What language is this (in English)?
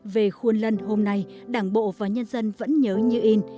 Vietnamese